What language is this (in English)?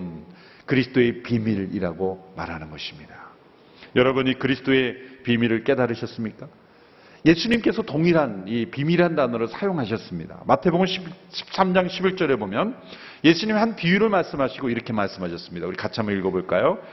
Korean